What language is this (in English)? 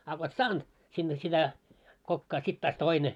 Finnish